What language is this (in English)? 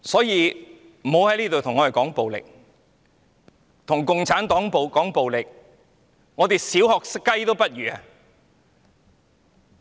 Cantonese